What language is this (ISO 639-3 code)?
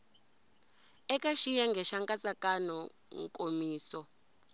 tso